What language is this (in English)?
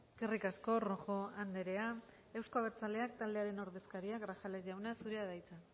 Basque